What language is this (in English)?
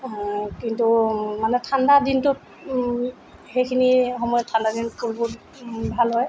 Assamese